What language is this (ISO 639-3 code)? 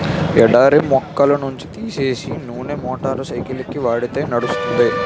tel